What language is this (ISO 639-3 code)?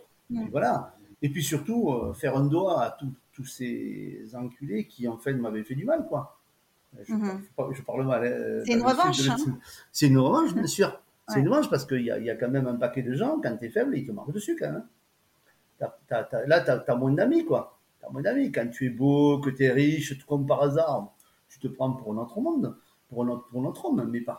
fra